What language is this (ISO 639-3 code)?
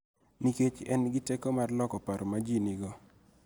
luo